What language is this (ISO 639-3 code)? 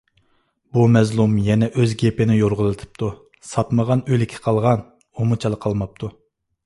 uig